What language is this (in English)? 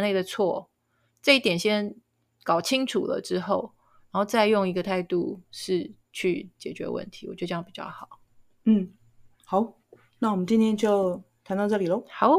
Chinese